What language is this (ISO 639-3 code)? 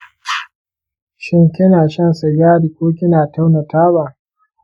hau